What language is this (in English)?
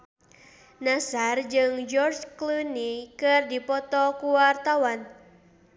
Sundanese